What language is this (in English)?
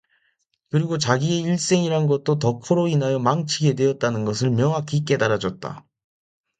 Korean